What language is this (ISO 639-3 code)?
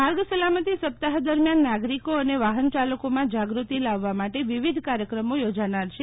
guj